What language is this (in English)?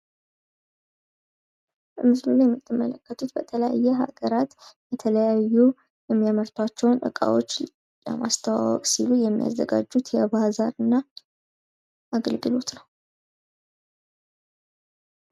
Amharic